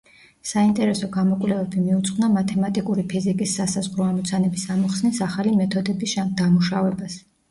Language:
Georgian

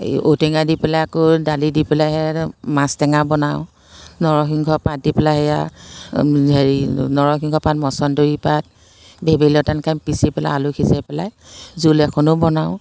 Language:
Assamese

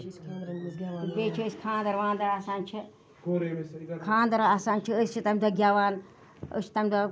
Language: Kashmiri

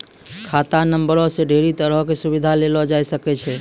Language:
Maithili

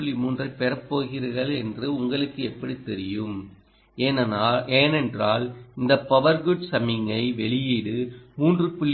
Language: Tamil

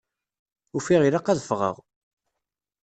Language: Kabyle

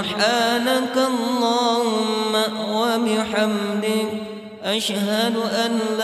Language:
Arabic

